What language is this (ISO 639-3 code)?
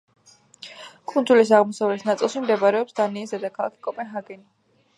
kat